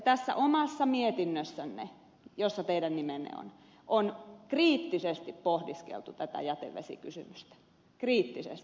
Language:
Finnish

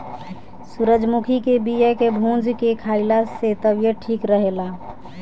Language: Bhojpuri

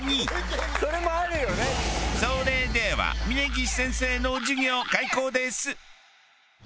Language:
Japanese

